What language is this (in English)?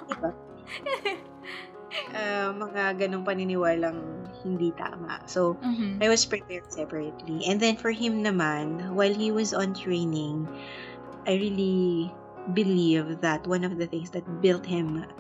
Filipino